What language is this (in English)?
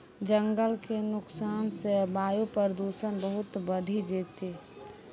Maithili